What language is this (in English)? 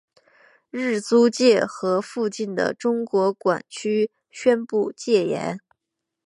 Chinese